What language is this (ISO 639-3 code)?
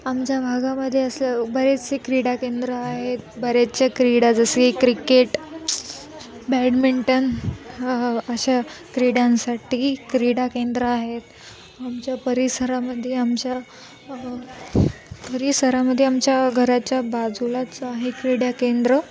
mar